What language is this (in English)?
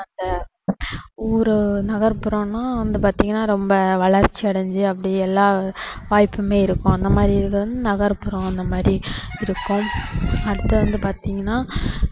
Tamil